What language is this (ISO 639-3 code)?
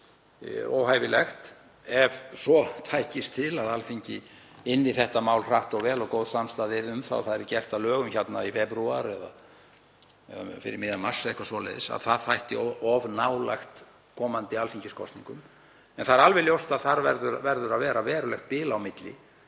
isl